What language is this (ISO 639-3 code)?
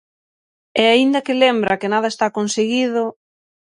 glg